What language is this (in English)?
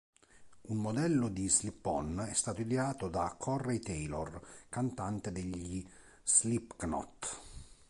Italian